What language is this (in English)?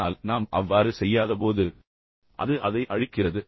Tamil